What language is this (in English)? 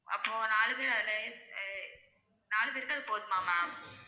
Tamil